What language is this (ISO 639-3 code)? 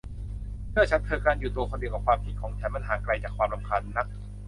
tha